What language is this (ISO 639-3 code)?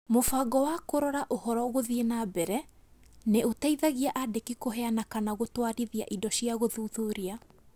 kik